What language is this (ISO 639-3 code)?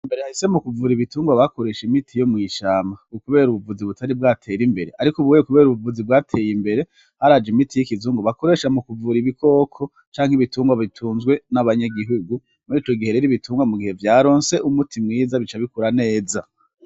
run